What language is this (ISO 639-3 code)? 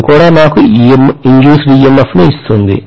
tel